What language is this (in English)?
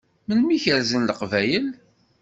Kabyle